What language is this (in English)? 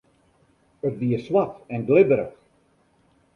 Western Frisian